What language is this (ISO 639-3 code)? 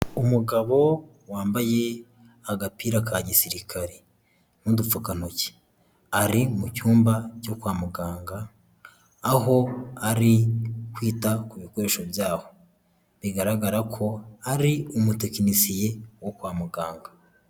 kin